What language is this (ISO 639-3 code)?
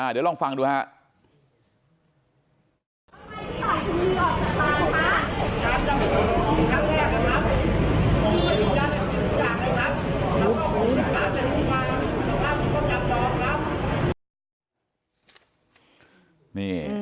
tha